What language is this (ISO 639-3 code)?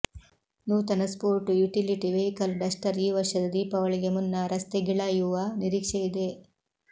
kan